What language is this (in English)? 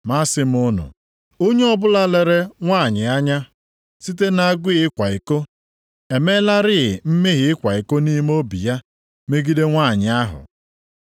Igbo